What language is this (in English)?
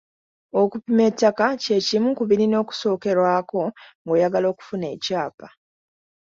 Ganda